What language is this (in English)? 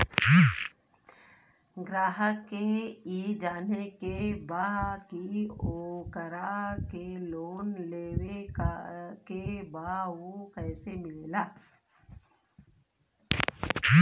Bhojpuri